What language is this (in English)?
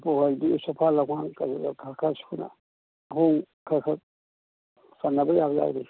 Manipuri